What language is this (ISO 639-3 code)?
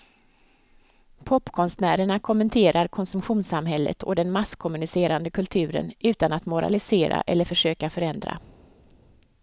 swe